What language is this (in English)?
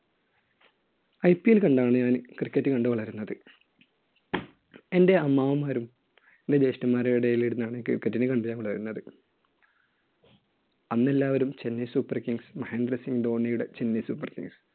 Malayalam